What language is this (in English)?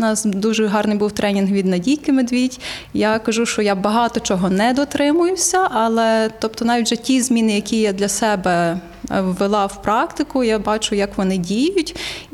Ukrainian